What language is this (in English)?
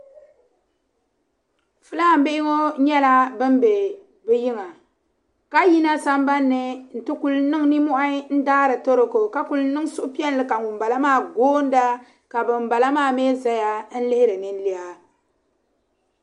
Dagbani